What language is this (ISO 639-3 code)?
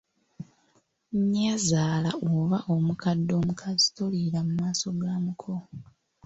lug